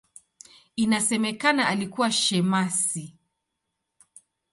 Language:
Swahili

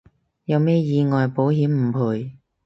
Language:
Cantonese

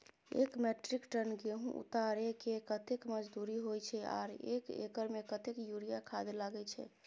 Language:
Maithili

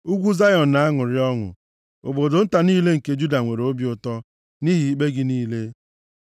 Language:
Igbo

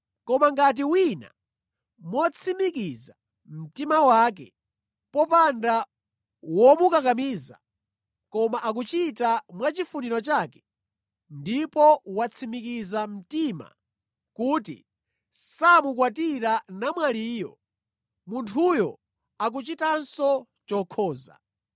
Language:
Nyanja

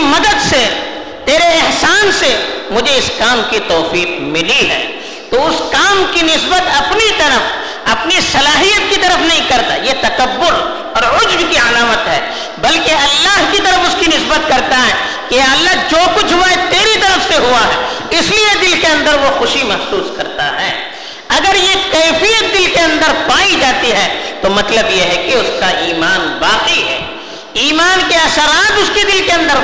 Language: Urdu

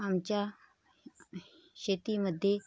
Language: Marathi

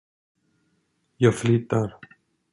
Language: Swedish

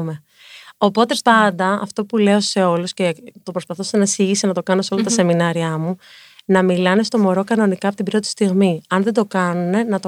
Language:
Greek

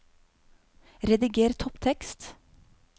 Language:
Norwegian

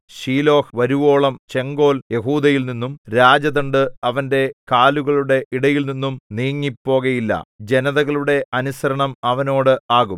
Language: Malayalam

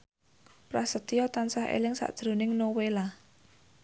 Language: Javanese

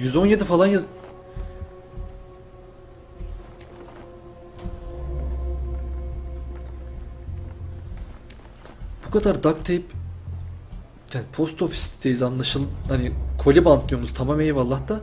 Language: Turkish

